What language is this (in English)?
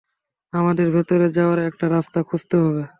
Bangla